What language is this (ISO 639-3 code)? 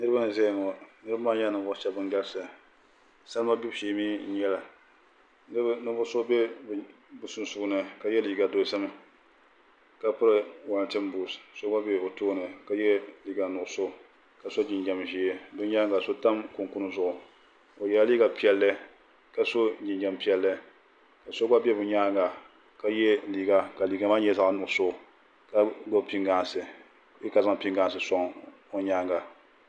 dag